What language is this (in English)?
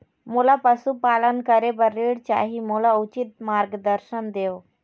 Chhattisgarhi